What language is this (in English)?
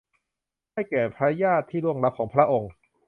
Thai